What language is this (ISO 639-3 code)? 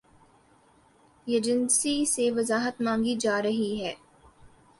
urd